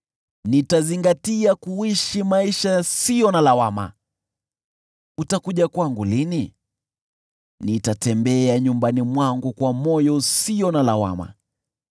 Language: Swahili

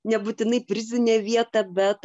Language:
Lithuanian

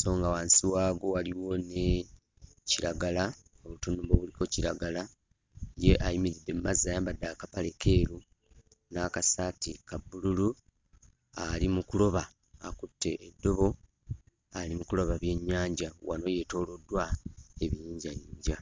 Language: Ganda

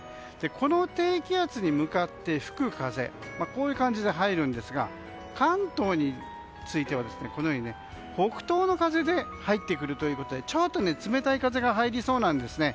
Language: Japanese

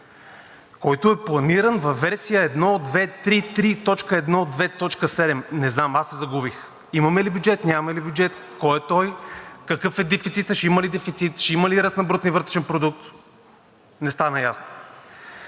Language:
Bulgarian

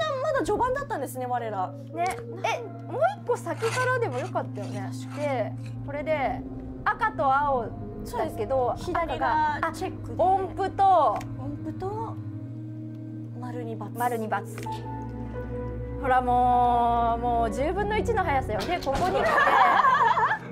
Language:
Japanese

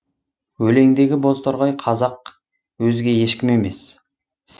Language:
Kazakh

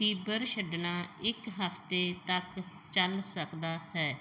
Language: Punjabi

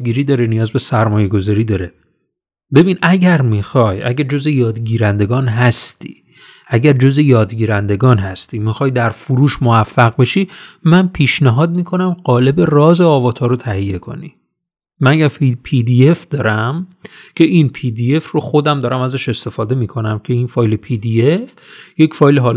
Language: Persian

